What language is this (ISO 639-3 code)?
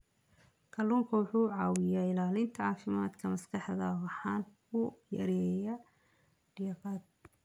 som